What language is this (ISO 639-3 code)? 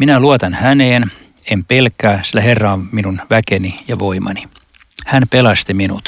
fin